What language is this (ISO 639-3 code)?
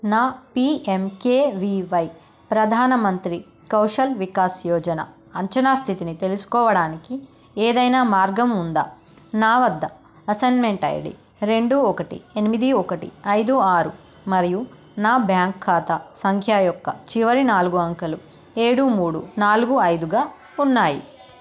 tel